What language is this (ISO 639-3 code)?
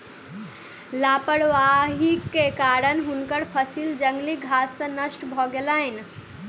mai